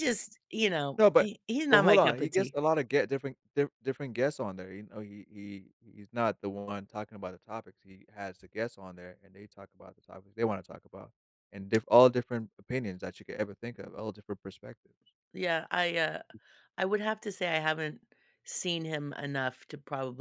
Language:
English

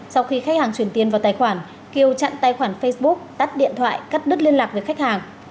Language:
Vietnamese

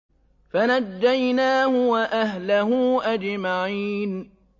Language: Arabic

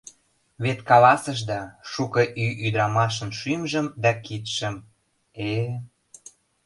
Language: Mari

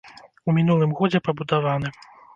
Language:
Belarusian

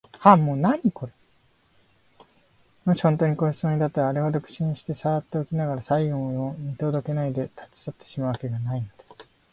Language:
Japanese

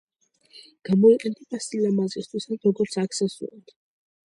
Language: Georgian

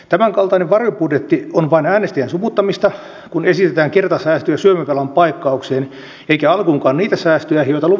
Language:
Finnish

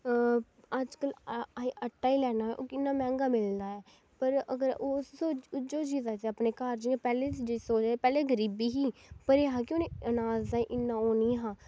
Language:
Dogri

